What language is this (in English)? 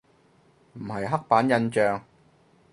Cantonese